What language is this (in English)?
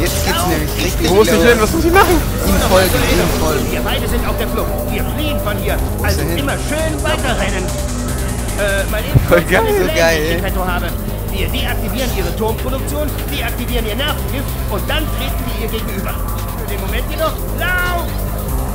German